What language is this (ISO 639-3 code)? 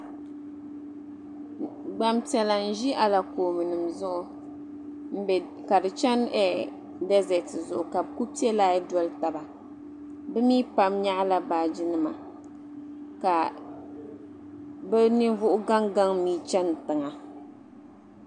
dag